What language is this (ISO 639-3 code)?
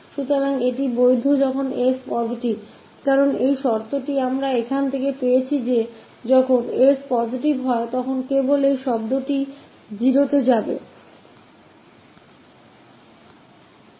hin